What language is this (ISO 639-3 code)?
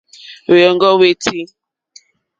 bri